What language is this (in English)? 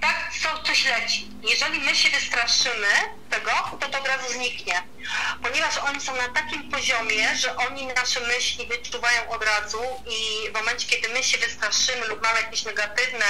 Polish